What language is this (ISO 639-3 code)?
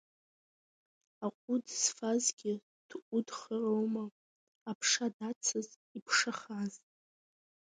abk